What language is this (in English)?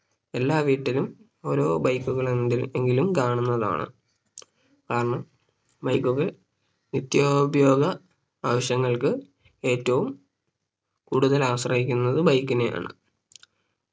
Malayalam